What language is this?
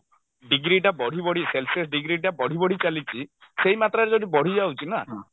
Odia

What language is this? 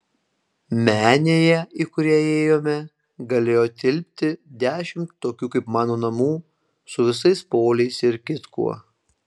Lithuanian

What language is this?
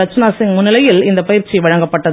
Tamil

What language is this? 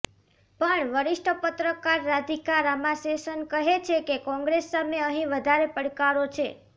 Gujarati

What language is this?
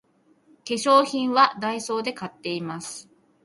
Japanese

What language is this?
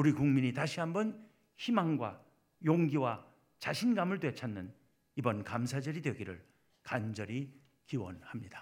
Korean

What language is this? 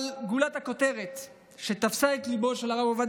Hebrew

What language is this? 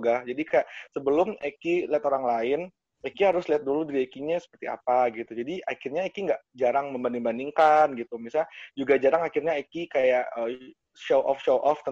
Indonesian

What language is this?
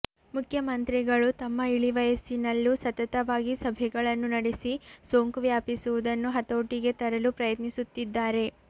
Kannada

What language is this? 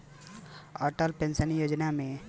Bhojpuri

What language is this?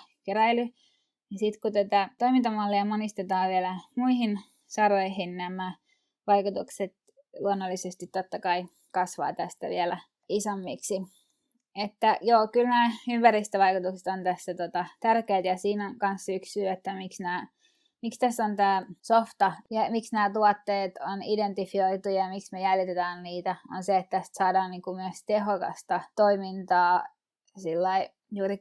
Finnish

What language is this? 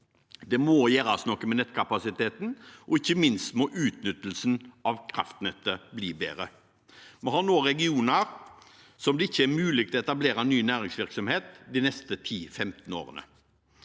Norwegian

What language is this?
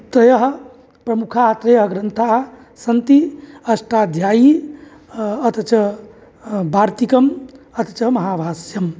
Sanskrit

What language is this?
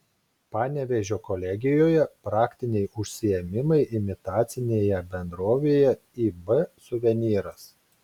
Lithuanian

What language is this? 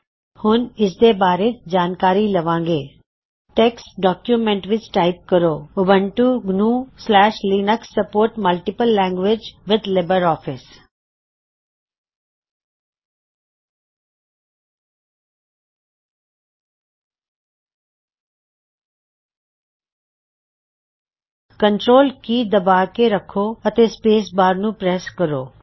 Punjabi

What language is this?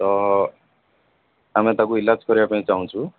Odia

